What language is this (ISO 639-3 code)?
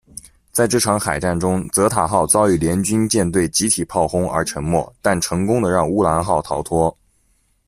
zho